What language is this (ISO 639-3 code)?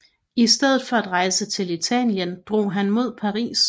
dan